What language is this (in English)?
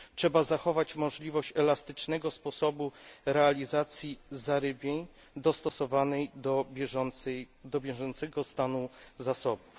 Polish